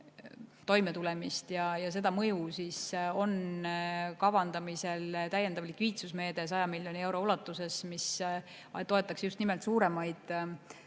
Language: Estonian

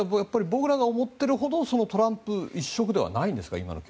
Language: Japanese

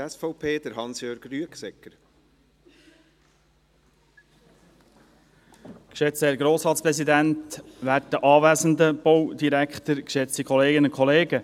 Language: Swiss German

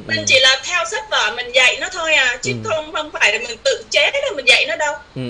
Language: Vietnamese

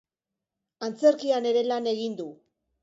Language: Basque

